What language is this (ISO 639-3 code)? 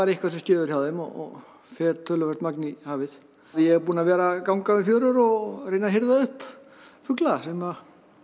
isl